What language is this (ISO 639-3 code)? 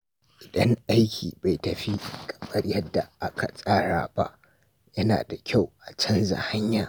hau